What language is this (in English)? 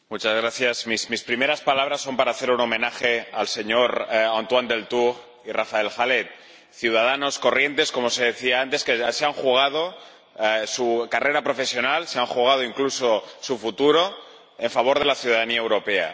Spanish